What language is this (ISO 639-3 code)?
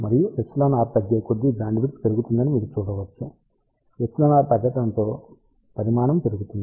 tel